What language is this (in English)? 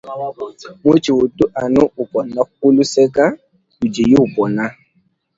Luba-Lulua